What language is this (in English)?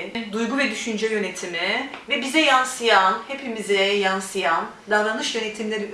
Turkish